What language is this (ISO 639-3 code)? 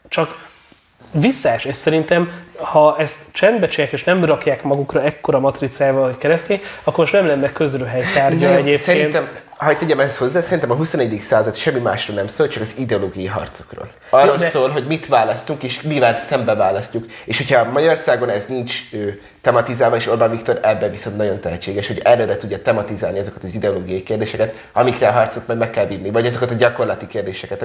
hun